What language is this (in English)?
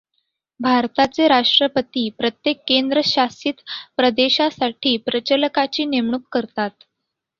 Marathi